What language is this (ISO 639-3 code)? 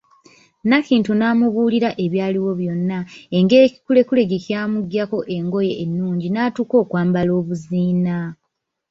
lug